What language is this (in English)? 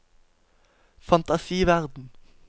Norwegian